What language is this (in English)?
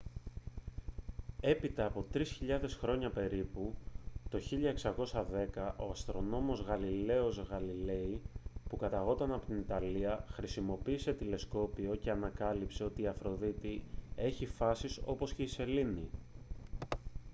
Greek